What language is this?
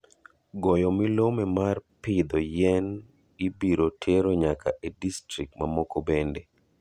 Luo (Kenya and Tanzania)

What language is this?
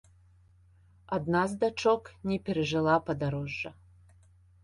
Belarusian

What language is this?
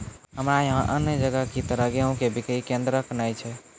Maithili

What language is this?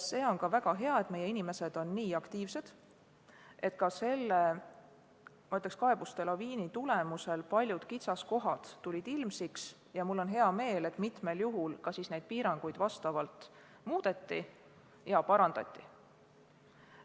Estonian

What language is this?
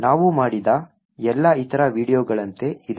Kannada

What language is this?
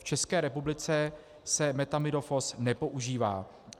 Czech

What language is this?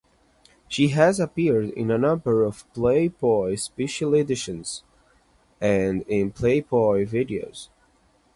English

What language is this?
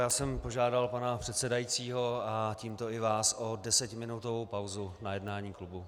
Czech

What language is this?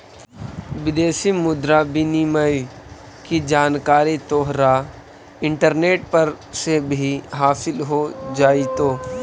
Magahi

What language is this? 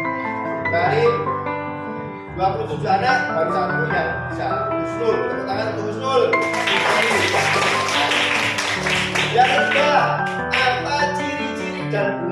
Indonesian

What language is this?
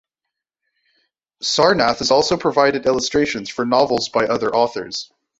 English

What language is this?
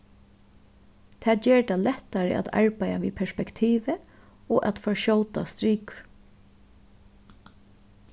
Faroese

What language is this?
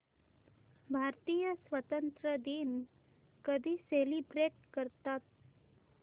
Marathi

